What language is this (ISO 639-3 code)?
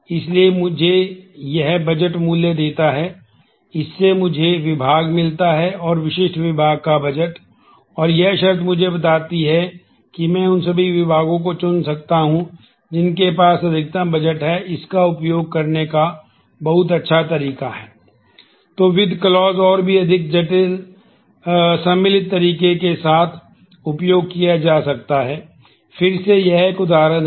hin